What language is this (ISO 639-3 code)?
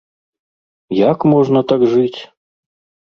bel